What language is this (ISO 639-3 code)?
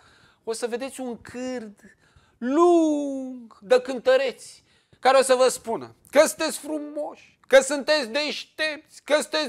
ron